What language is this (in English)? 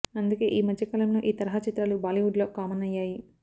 Telugu